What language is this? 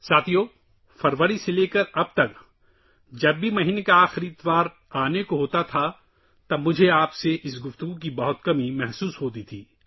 Urdu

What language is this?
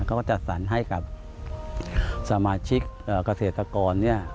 Thai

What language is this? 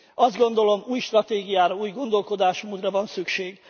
Hungarian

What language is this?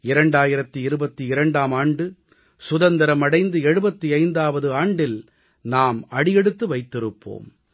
Tamil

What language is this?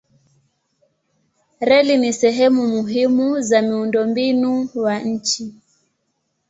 Swahili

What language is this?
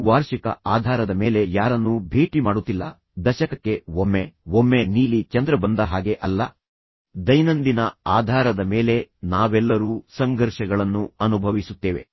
Kannada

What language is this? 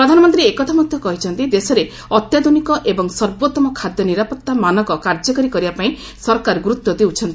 Odia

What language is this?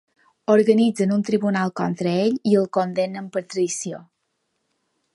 Catalan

